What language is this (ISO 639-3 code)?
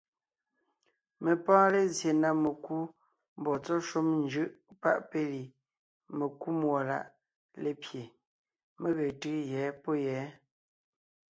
nnh